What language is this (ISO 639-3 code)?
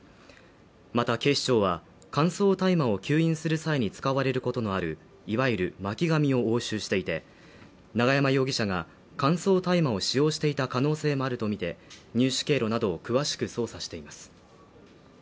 jpn